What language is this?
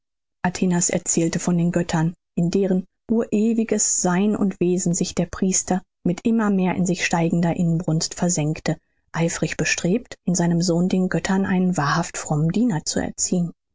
German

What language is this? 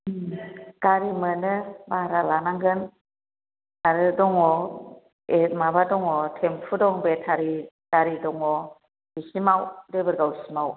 Bodo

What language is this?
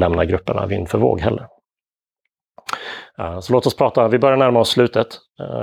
Swedish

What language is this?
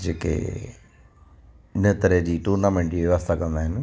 Sindhi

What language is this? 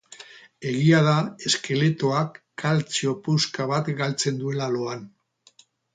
Basque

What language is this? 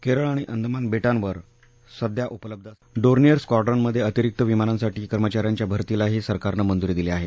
Marathi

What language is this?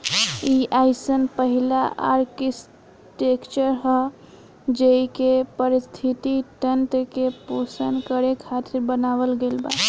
Bhojpuri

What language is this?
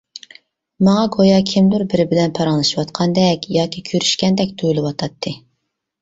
Uyghur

